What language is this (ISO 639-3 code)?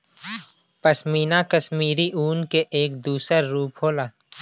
bho